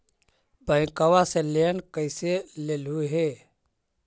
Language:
Magahi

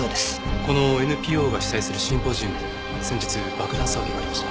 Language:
Japanese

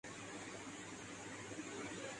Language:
Urdu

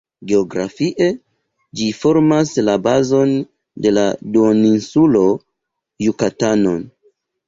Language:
Esperanto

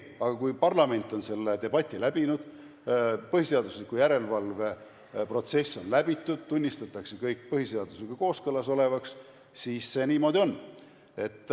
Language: Estonian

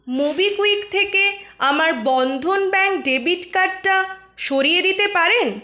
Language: Bangla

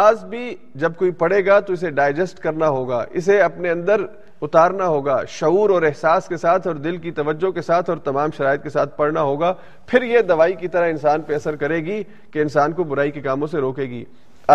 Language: Urdu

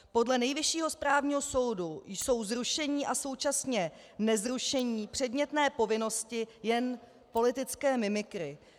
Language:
Czech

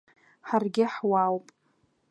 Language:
Abkhazian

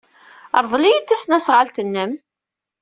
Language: Kabyle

